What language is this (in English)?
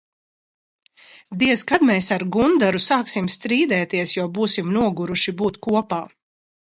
Latvian